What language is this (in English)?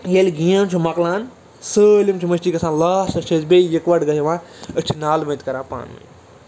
Kashmiri